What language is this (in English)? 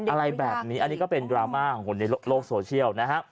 Thai